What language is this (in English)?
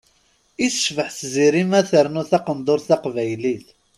Kabyle